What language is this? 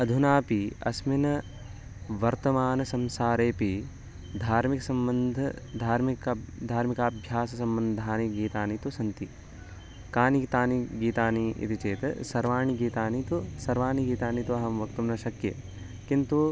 Sanskrit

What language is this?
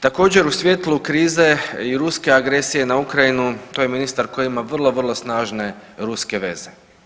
Croatian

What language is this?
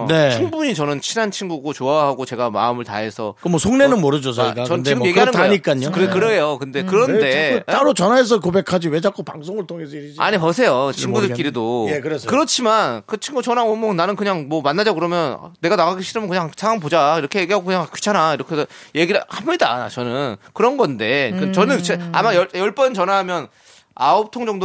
Korean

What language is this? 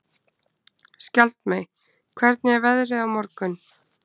Icelandic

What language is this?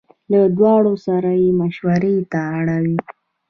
Pashto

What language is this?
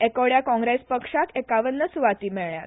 Konkani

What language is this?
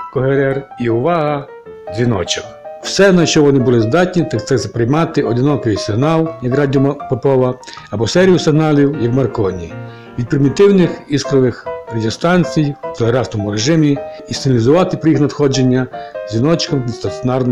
Ukrainian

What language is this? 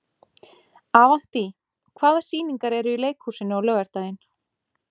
Icelandic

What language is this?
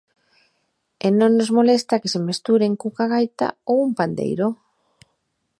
Galician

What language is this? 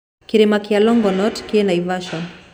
Kikuyu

